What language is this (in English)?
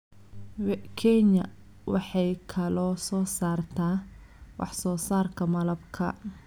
Somali